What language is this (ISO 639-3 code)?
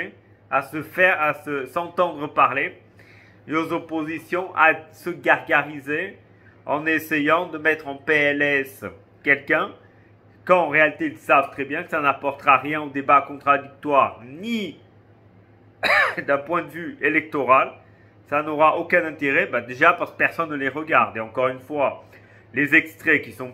fra